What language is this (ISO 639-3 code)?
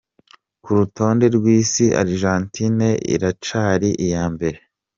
kin